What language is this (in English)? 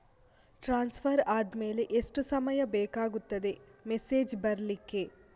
Kannada